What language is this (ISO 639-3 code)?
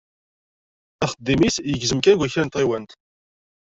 kab